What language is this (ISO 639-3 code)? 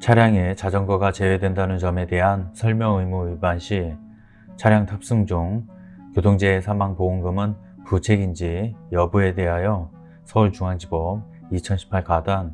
kor